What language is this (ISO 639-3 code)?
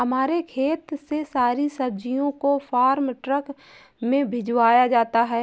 hin